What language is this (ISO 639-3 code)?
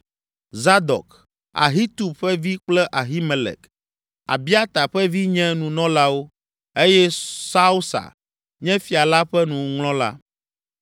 ewe